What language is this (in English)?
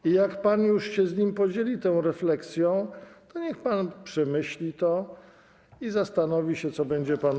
Polish